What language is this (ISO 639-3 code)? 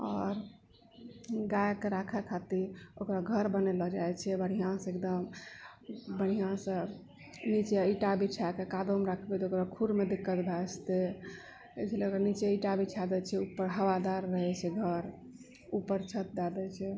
mai